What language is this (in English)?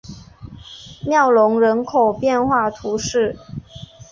Chinese